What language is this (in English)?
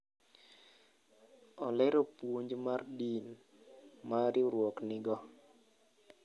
Luo (Kenya and Tanzania)